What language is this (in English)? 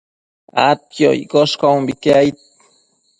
Matsés